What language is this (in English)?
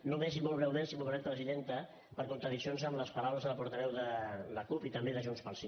Catalan